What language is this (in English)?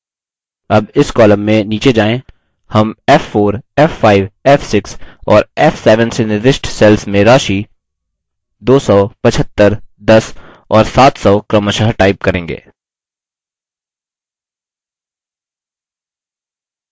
Hindi